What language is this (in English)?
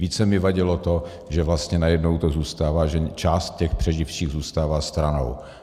Czech